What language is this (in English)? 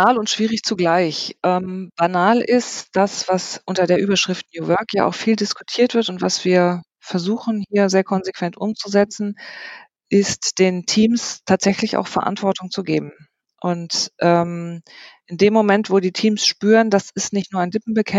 German